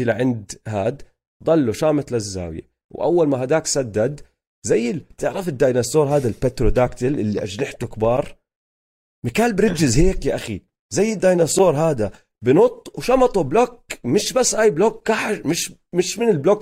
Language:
Arabic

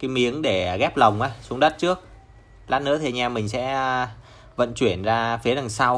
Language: Vietnamese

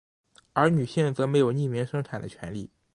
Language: Chinese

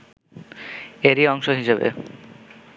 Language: Bangla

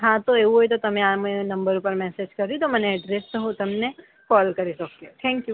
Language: Gujarati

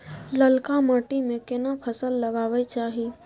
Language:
Maithili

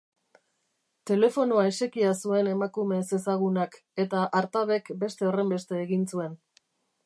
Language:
Basque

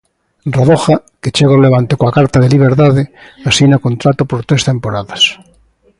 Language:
Galician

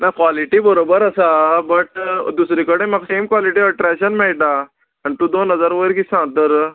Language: Konkani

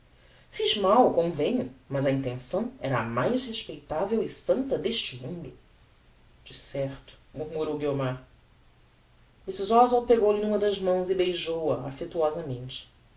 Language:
Portuguese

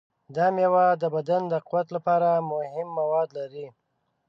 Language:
Pashto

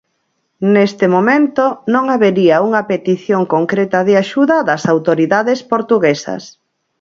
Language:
Galician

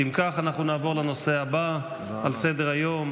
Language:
Hebrew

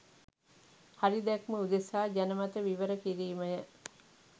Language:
Sinhala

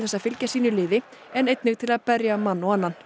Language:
Icelandic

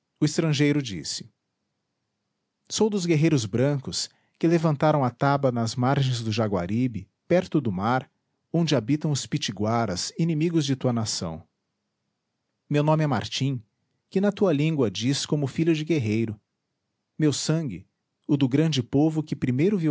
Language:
Portuguese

